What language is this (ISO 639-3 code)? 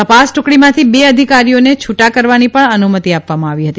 guj